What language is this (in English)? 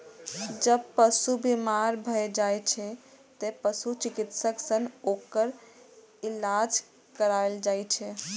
Maithili